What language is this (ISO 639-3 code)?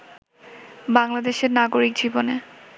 ben